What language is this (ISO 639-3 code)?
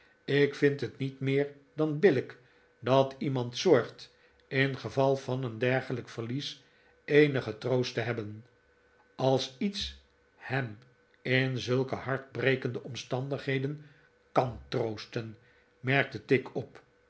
nld